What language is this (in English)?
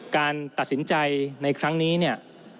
Thai